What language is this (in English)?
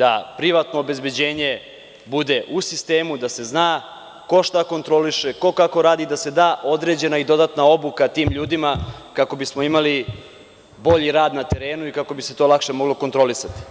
Serbian